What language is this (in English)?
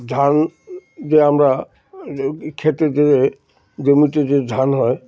Bangla